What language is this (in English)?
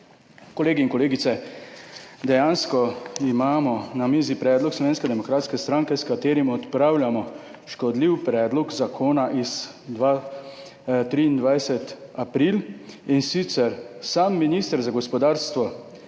Slovenian